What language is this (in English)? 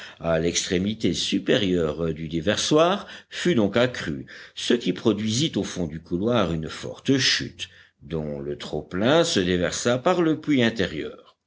French